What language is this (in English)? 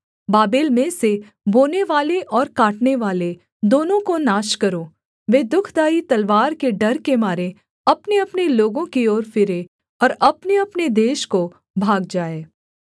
Hindi